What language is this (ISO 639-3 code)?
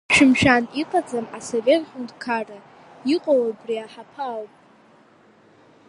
abk